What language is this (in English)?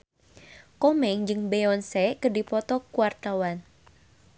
Sundanese